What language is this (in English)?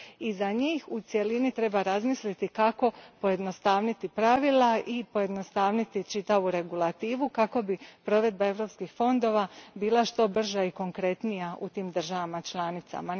Croatian